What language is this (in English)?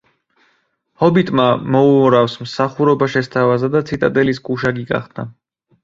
Georgian